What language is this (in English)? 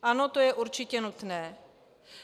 Czech